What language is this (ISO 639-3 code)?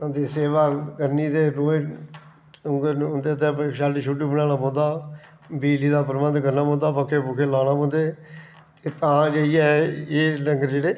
doi